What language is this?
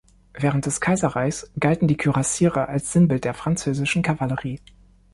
German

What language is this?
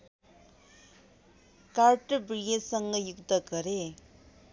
Nepali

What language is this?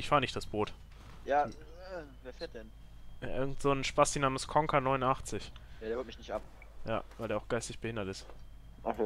German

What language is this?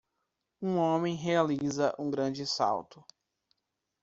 Portuguese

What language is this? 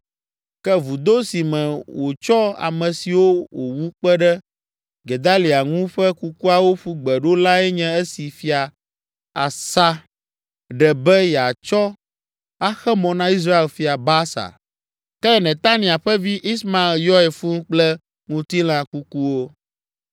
Ewe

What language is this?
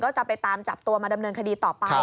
Thai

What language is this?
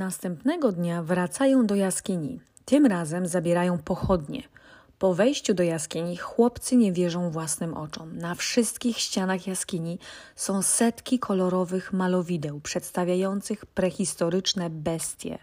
Polish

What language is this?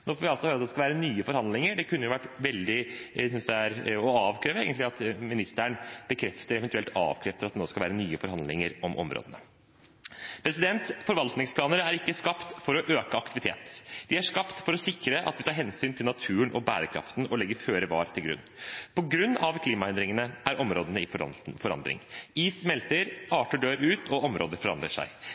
Norwegian Bokmål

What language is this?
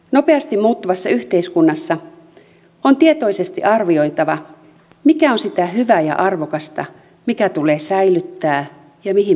Finnish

